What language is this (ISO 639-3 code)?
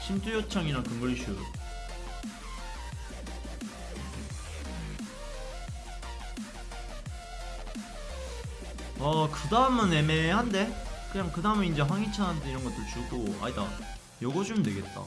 kor